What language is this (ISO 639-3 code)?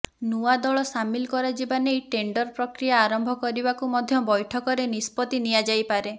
ori